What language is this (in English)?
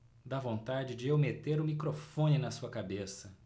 Portuguese